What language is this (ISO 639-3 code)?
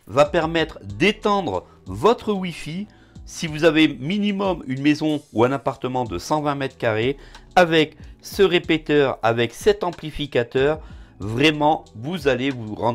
fra